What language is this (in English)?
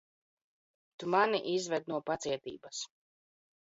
Latvian